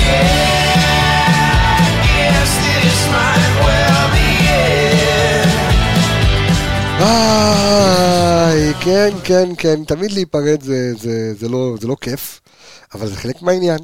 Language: Hebrew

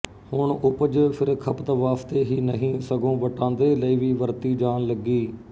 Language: Punjabi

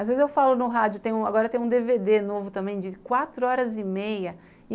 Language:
Portuguese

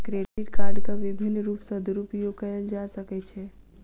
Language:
Maithili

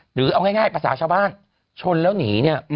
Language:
Thai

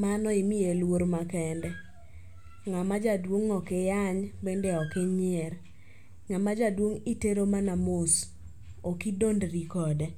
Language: Luo (Kenya and Tanzania)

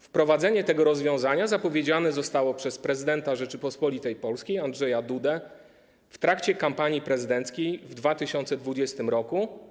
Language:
Polish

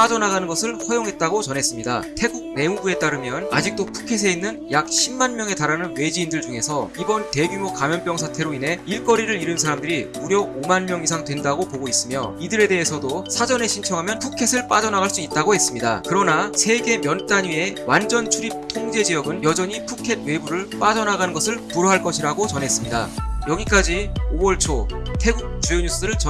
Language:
Korean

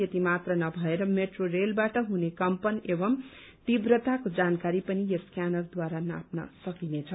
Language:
Nepali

